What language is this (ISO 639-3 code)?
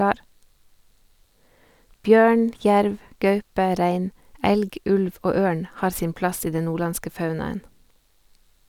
nor